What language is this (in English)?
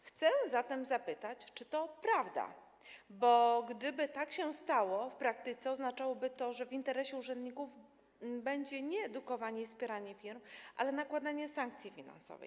Polish